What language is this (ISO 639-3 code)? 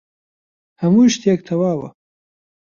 ckb